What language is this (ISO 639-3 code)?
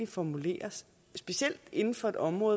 dan